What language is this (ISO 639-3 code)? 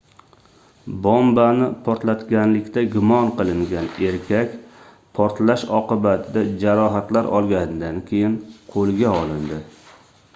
uzb